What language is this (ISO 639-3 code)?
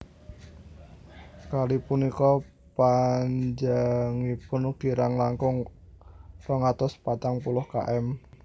jav